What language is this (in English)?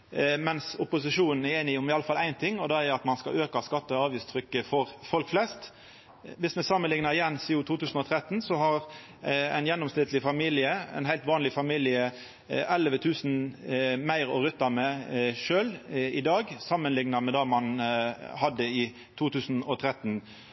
Norwegian Nynorsk